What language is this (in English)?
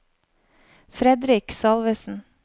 Norwegian